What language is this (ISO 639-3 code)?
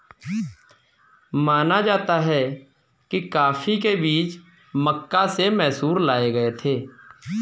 hin